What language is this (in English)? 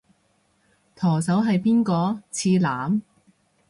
Cantonese